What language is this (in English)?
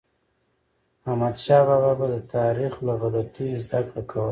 Pashto